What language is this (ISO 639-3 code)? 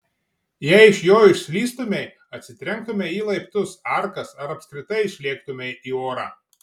lit